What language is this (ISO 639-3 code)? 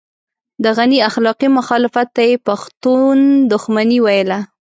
pus